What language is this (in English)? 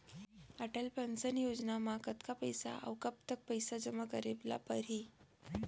Chhattisgarhi